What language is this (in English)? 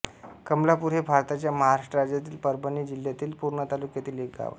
Marathi